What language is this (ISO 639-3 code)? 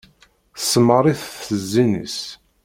kab